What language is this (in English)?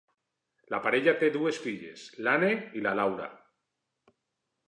Catalan